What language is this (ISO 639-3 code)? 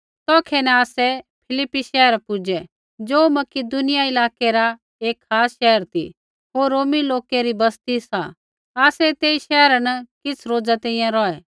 kfx